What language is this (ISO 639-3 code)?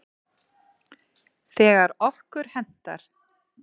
isl